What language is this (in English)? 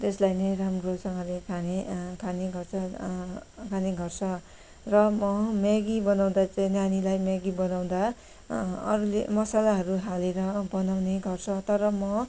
Nepali